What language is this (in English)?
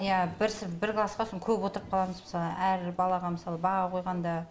Kazakh